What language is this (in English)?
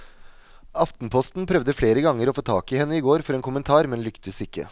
Norwegian